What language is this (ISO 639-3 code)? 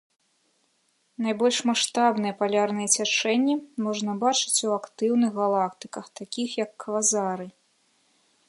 bel